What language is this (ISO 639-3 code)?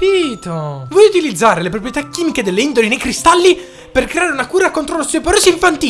ita